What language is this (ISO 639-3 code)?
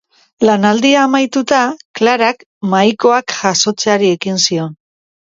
eus